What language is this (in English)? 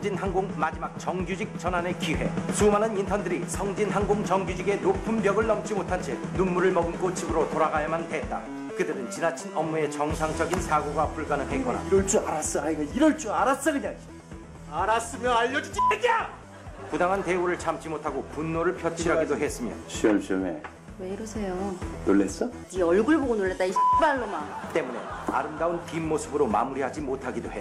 Korean